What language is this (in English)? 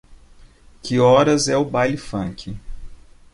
Portuguese